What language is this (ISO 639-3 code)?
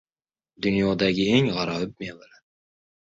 uzb